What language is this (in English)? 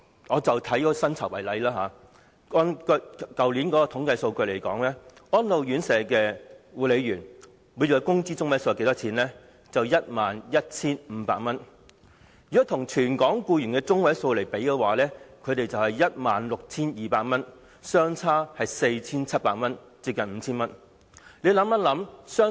Cantonese